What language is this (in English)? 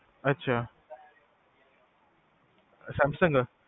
Punjabi